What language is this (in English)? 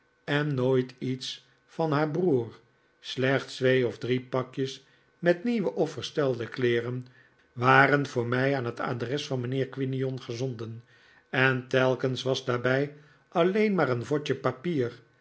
Dutch